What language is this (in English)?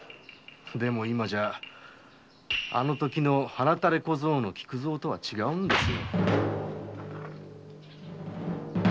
Japanese